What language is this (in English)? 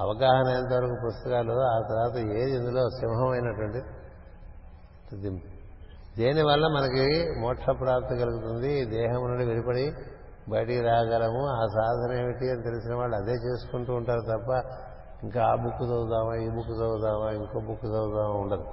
Telugu